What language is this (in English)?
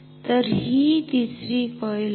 Marathi